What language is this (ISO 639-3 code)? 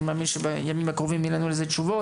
heb